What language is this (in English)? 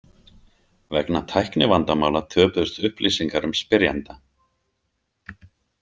Icelandic